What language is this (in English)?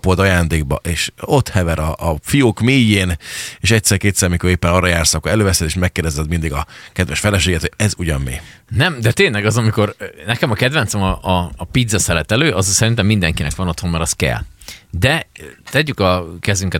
Hungarian